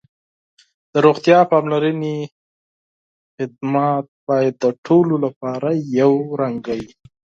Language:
Pashto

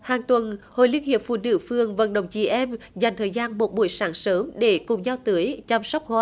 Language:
Vietnamese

